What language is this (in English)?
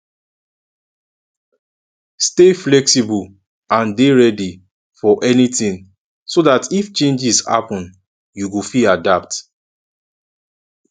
Nigerian Pidgin